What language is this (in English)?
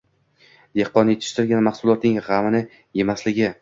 Uzbek